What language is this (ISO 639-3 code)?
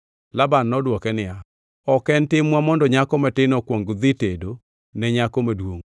luo